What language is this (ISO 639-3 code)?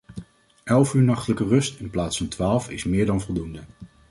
nld